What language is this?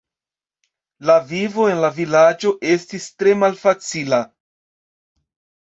Esperanto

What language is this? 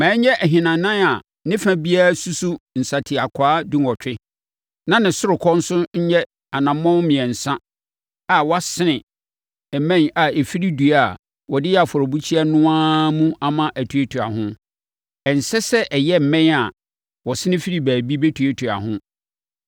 Akan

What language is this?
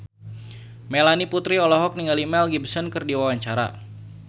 Sundanese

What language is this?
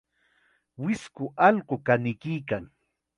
Chiquián Ancash Quechua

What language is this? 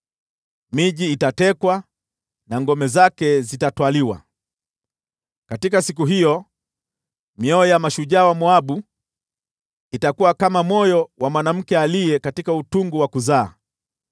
Swahili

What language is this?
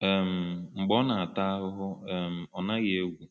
Igbo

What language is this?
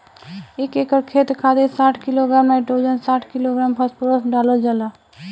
Bhojpuri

